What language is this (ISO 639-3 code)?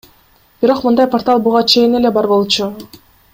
kir